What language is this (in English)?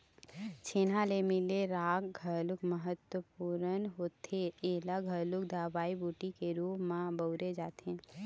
Chhattisgarhi